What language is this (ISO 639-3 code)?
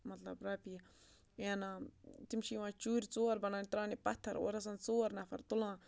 kas